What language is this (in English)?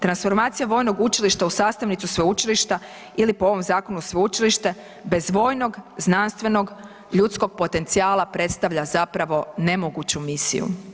Croatian